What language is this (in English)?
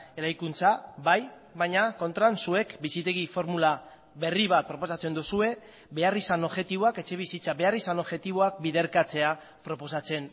Basque